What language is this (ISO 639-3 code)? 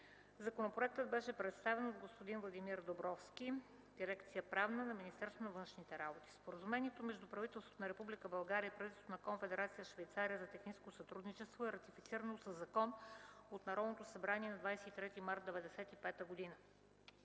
bul